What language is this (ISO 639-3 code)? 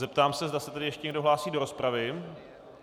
ces